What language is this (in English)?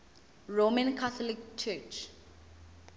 Zulu